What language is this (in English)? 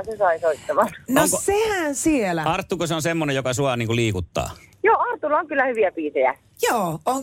Finnish